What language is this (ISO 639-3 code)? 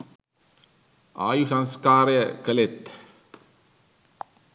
sin